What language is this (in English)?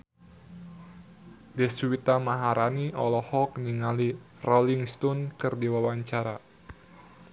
Sundanese